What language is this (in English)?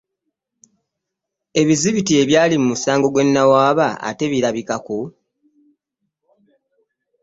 Ganda